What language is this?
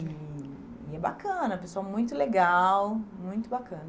Portuguese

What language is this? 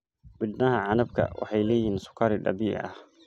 Somali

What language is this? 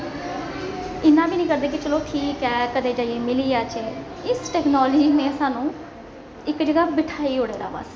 Dogri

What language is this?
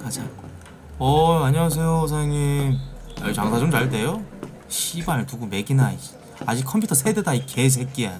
Korean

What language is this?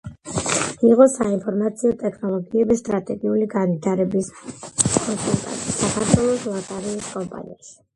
Georgian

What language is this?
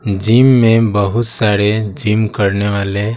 Hindi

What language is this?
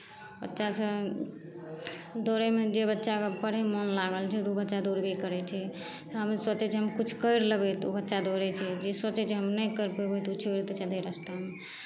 Maithili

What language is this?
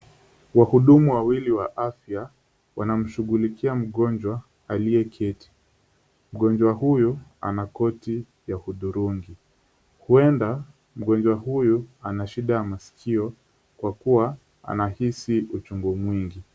Swahili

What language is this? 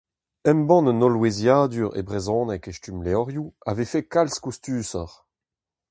Breton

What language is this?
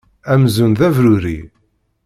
Kabyle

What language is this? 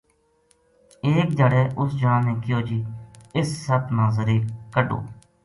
Gujari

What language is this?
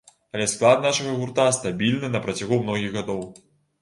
Belarusian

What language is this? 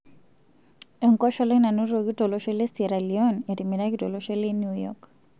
Masai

